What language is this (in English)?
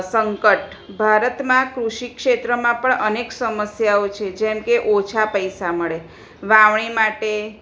Gujarati